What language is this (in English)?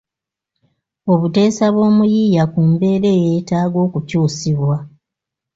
Ganda